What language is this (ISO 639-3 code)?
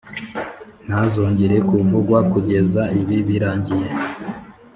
kin